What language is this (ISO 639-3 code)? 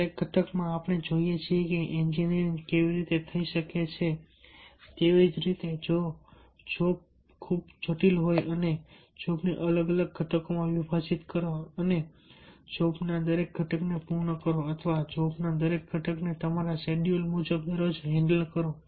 guj